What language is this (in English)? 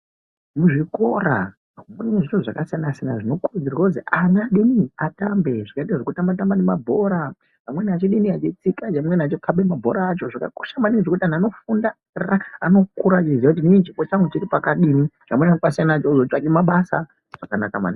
Ndau